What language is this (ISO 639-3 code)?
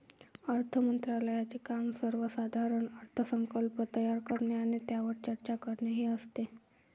mar